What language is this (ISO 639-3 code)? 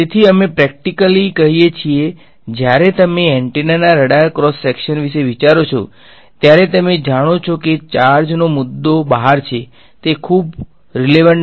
guj